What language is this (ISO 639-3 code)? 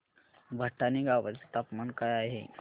mar